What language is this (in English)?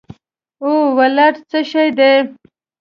Pashto